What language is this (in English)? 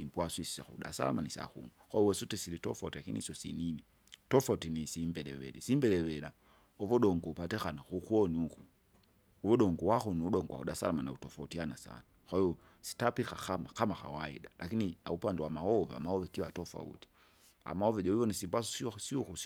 Kinga